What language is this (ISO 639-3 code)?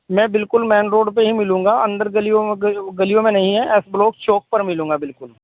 urd